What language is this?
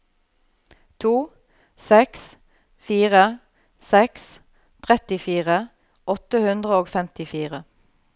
Norwegian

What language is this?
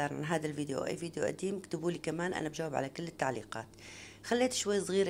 Arabic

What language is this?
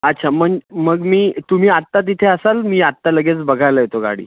Marathi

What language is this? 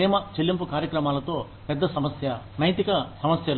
Telugu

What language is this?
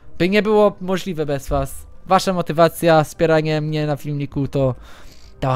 Polish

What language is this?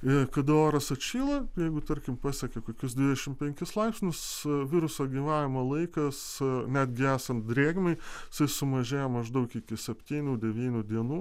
Lithuanian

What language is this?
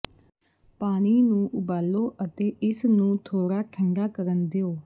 Punjabi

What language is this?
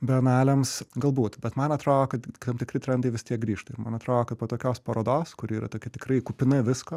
Lithuanian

